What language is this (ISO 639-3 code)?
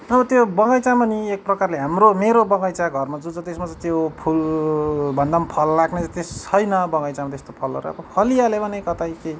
nep